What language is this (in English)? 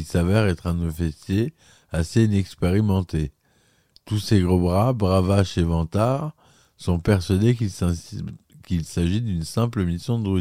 French